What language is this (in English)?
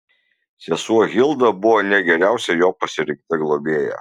Lithuanian